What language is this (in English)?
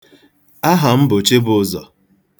Igbo